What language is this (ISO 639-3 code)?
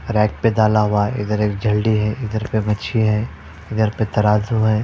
hin